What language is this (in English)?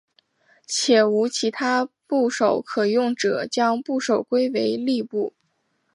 Chinese